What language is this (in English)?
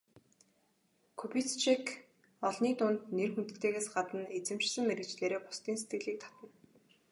Mongolian